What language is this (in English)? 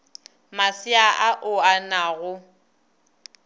Northern Sotho